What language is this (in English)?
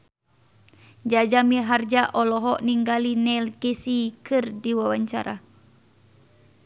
Sundanese